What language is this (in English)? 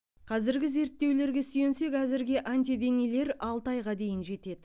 Kazakh